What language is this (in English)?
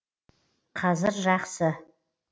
Kazakh